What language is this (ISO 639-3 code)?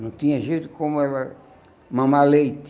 por